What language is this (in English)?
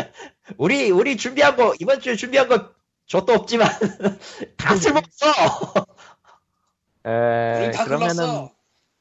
Korean